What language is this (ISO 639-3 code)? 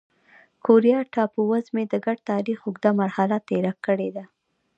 pus